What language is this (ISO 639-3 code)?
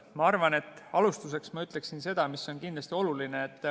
est